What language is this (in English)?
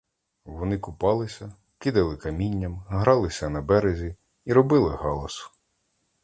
Ukrainian